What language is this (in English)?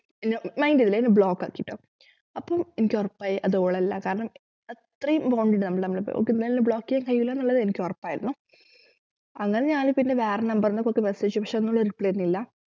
Malayalam